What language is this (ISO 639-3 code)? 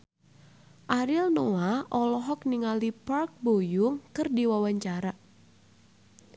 sun